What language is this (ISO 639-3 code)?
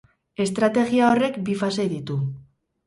eus